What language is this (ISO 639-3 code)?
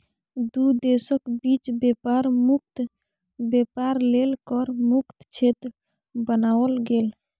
mai